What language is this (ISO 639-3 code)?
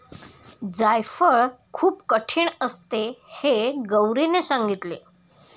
mar